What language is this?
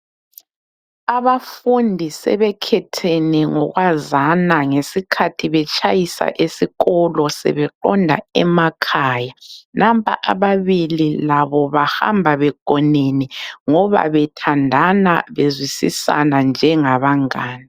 North Ndebele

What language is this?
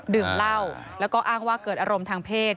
Thai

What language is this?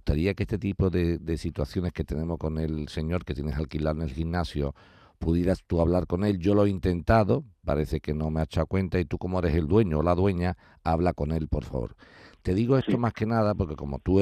Spanish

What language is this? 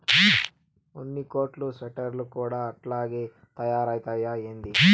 Telugu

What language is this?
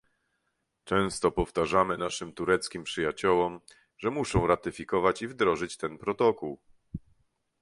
Polish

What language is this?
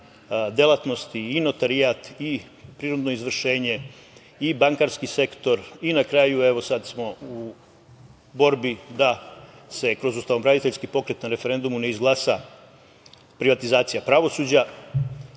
Serbian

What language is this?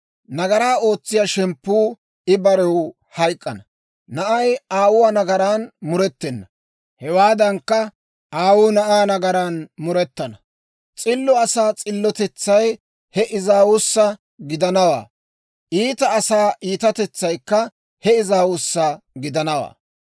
Dawro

